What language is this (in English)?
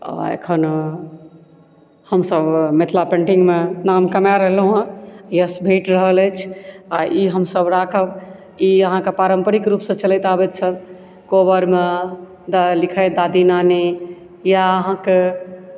Maithili